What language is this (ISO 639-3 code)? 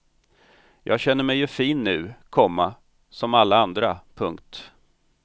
swe